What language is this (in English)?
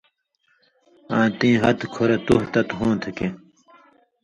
Indus Kohistani